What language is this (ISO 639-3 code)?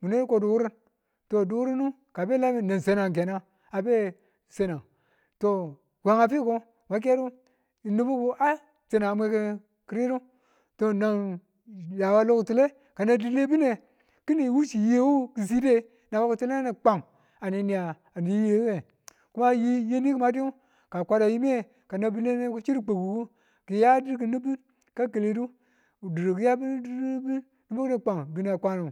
tul